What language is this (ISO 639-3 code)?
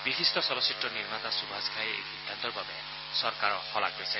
asm